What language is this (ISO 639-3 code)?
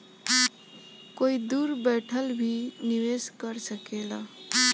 bho